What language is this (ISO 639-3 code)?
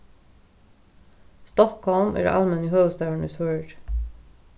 fao